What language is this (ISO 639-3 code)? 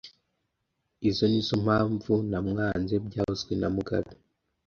kin